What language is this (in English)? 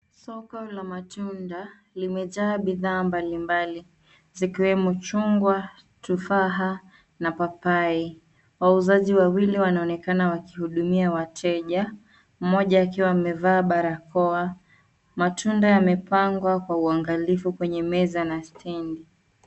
Swahili